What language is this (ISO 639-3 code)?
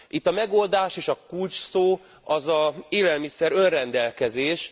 hun